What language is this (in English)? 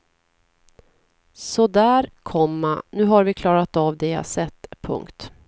Swedish